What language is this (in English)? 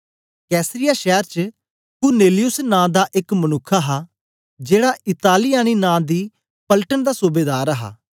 Dogri